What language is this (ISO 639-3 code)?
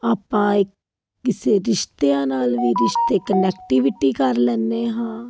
pan